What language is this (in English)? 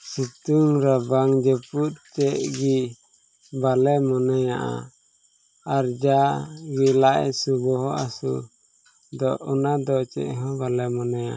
Santali